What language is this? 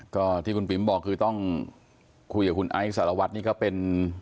Thai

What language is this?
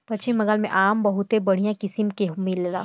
Bhojpuri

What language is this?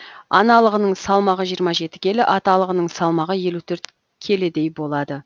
Kazakh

